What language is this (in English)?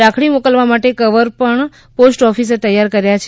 Gujarati